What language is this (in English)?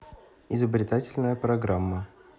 Russian